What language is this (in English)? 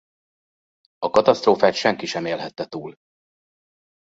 Hungarian